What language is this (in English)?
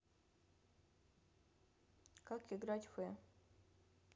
Russian